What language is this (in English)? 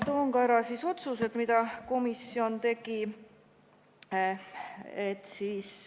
Estonian